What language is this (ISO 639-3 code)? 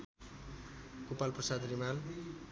nep